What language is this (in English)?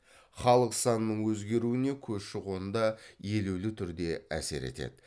Kazakh